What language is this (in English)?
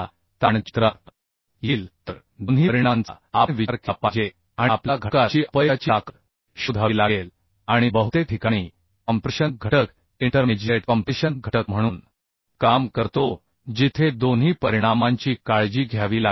Marathi